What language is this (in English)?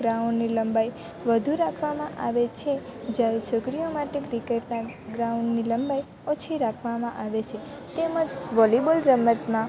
Gujarati